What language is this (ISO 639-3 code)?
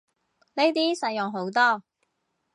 yue